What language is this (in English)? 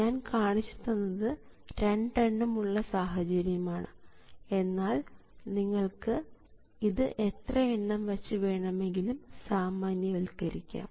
Malayalam